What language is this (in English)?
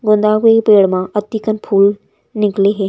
Chhattisgarhi